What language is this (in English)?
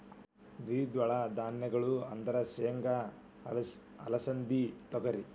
Kannada